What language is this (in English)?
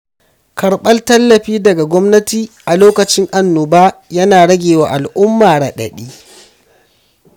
Hausa